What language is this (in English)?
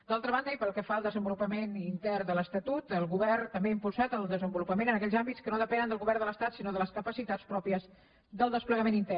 Catalan